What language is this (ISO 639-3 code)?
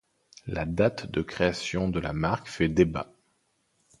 fra